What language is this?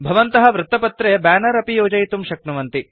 Sanskrit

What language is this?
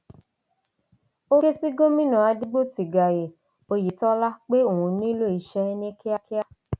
Yoruba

